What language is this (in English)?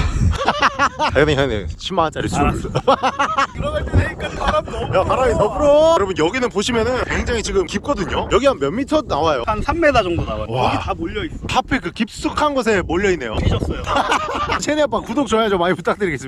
Korean